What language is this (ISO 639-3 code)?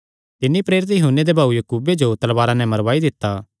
xnr